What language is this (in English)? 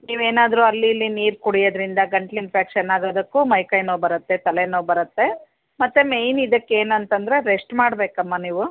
Kannada